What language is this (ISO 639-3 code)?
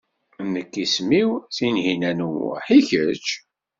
kab